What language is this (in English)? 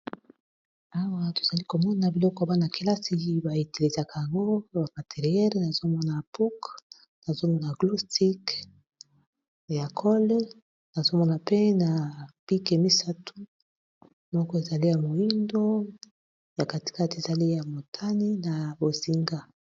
Lingala